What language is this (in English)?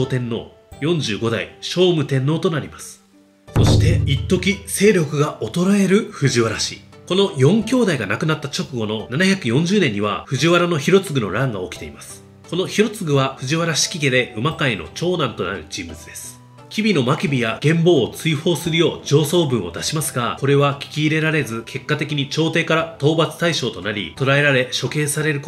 Japanese